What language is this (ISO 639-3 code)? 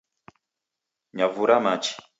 dav